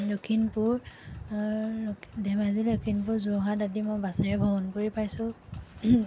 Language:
Assamese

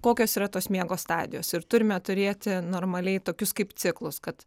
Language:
Lithuanian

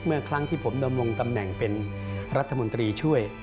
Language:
Thai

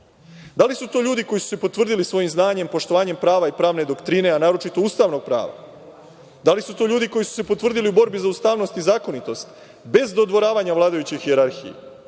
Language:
Serbian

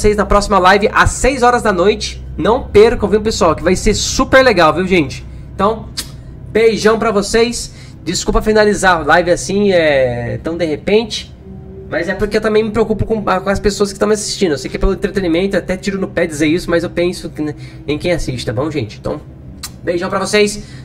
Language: Portuguese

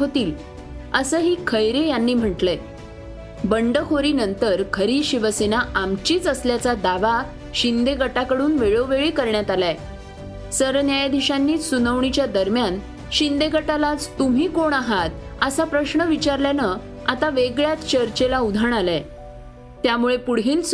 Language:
Marathi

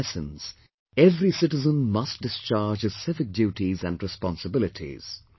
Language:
English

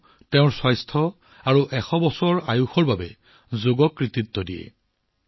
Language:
Assamese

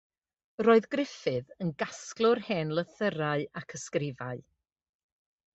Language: Welsh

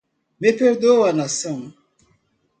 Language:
Portuguese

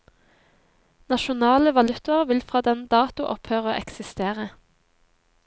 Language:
Norwegian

